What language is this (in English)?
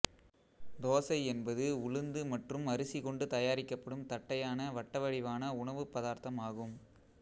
Tamil